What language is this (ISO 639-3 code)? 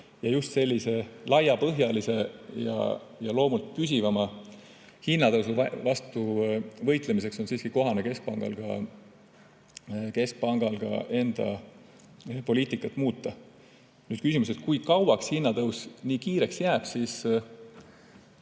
est